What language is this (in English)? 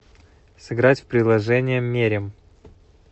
Russian